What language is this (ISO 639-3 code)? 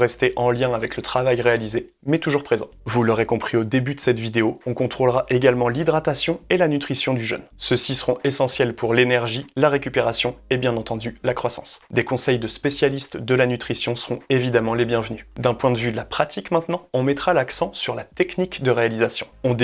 fra